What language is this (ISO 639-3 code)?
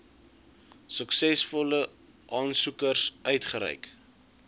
afr